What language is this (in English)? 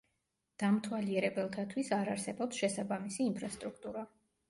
Georgian